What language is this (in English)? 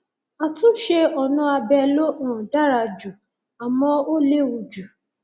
Yoruba